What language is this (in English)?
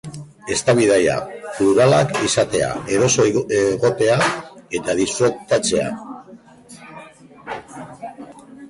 Basque